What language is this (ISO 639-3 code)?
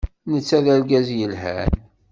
kab